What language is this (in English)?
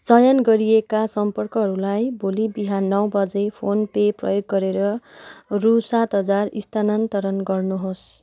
Nepali